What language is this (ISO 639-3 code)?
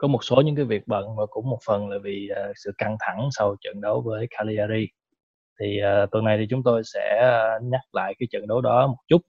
vie